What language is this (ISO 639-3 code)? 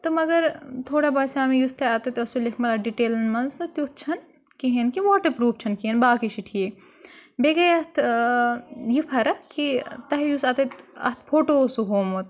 kas